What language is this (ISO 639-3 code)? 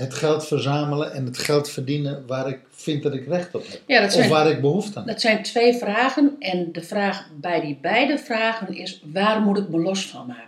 nld